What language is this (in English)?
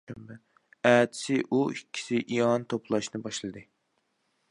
Uyghur